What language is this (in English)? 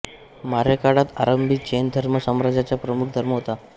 Marathi